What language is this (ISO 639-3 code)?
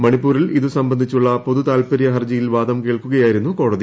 mal